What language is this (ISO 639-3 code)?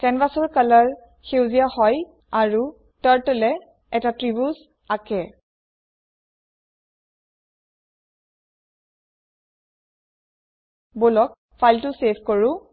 asm